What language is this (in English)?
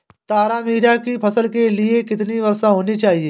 Hindi